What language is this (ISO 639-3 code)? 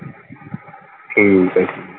pan